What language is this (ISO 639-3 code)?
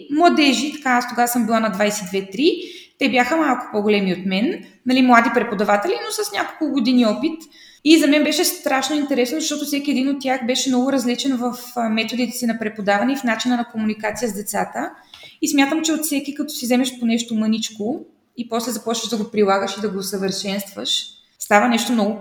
bul